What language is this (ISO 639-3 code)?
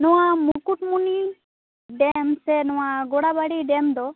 sat